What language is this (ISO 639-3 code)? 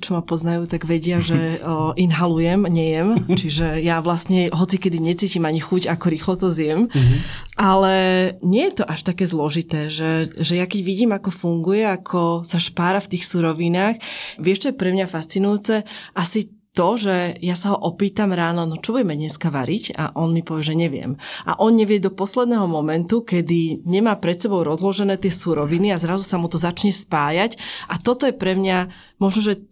slk